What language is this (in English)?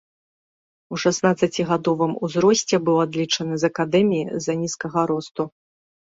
Belarusian